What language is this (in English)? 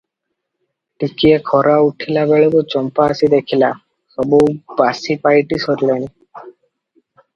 Odia